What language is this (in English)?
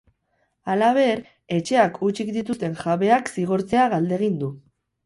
Basque